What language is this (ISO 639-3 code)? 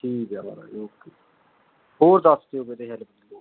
pan